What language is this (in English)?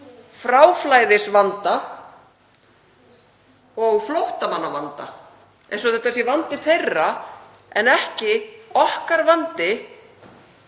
Icelandic